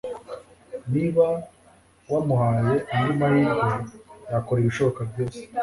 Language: Kinyarwanda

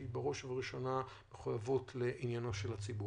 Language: Hebrew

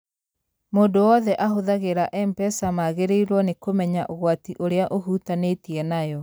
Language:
Kikuyu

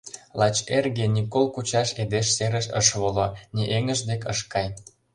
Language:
Mari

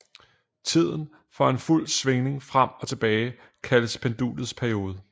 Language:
Danish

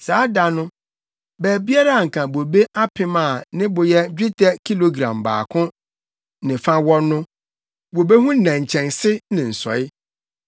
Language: Akan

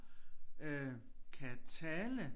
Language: Danish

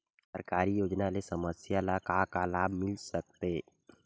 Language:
Chhattisgarhi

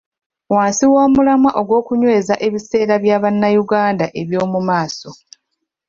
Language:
Ganda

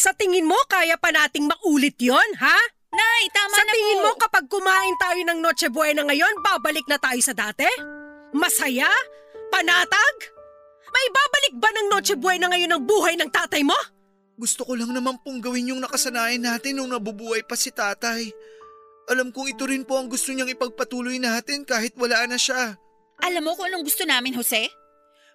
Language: Filipino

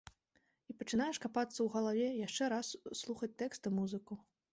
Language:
Belarusian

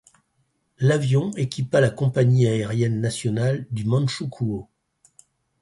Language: French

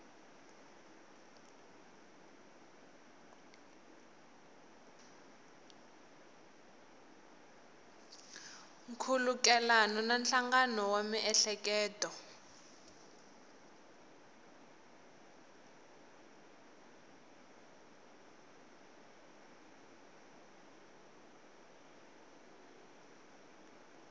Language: Tsonga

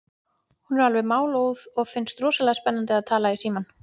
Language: Icelandic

